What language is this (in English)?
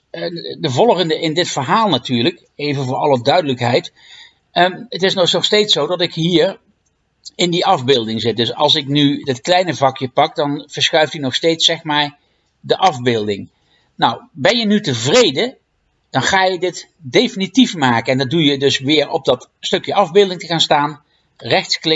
Dutch